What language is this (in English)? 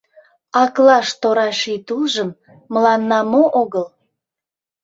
Mari